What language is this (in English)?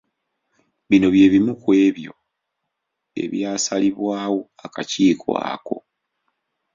Ganda